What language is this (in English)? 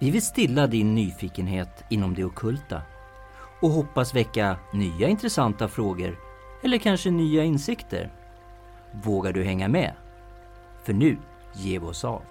Swedish